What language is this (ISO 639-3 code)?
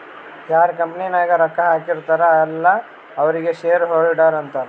kan